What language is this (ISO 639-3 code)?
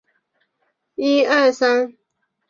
zho